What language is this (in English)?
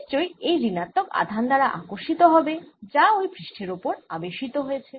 Bangla